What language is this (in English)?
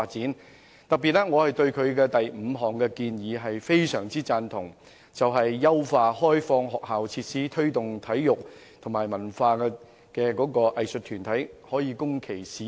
Cantonese